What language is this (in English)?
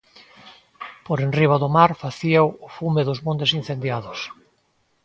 Galician